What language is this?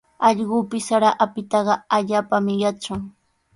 Sihuas Ancash Quechua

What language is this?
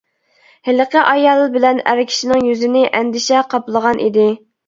Uyghur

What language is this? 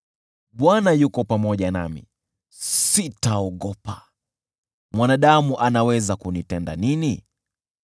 Swahili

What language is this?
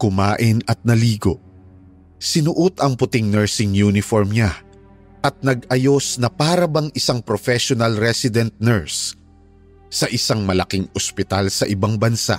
Filipino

